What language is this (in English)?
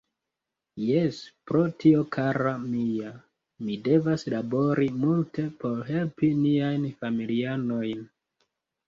Esperanto